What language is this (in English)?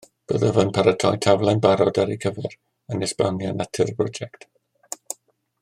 Welsh